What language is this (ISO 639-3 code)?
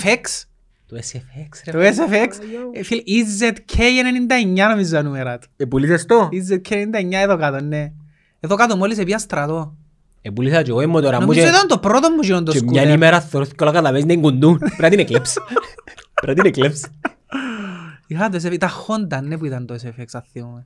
ell